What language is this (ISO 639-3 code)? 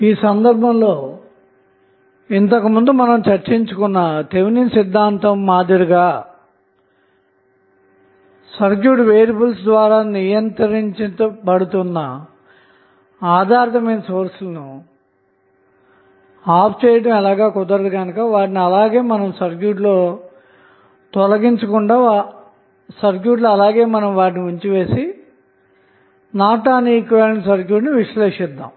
tel